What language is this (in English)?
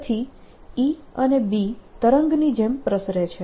Gujarati